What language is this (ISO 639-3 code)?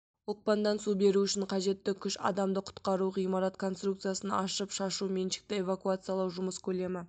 kaz